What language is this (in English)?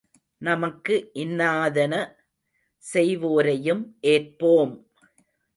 Tamil